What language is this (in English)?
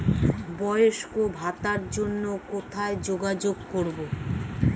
Bangla